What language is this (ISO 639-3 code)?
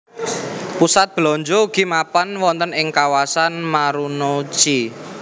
jav